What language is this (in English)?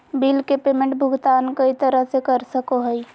Magahi